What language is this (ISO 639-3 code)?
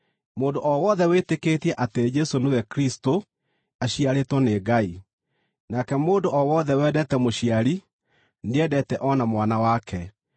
kik